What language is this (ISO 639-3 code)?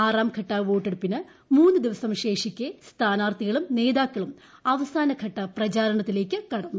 mal